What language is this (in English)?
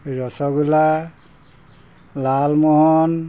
Assamese